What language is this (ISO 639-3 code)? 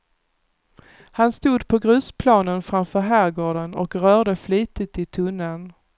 swe